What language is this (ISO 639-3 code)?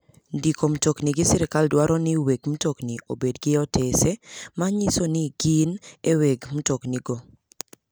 luo